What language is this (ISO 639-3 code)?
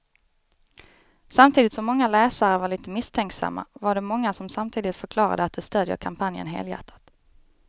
swe